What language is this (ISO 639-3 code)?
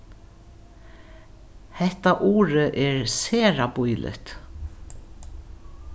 fao